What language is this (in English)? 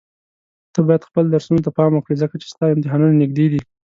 Pashto